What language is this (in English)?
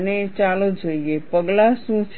Gujarati